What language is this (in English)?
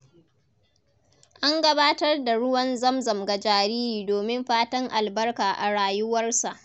Hausa